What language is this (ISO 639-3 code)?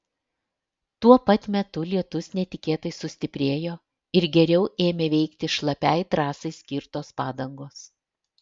lit